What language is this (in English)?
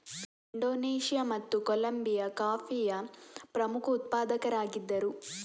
Kannada